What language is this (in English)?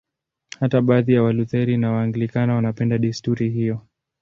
Swahili